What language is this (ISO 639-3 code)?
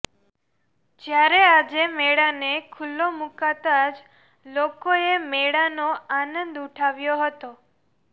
guj